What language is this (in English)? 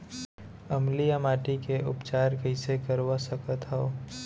Chhattisgarhi